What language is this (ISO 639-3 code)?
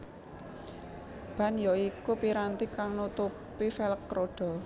jav